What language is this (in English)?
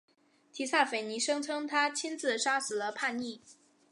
Chinese